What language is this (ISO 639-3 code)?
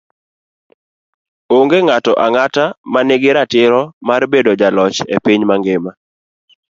luo